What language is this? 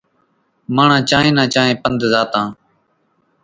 Kachi Koli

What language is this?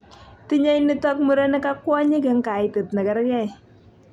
Kalenjin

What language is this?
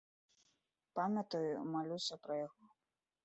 Belarusian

